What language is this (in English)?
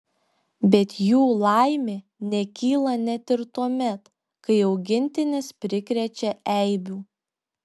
Lithuanian